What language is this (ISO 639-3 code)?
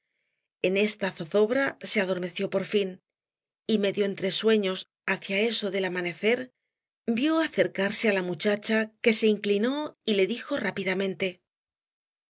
spa